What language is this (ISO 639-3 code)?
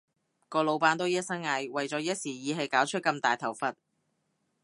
yue